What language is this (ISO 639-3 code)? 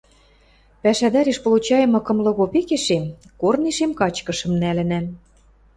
mrj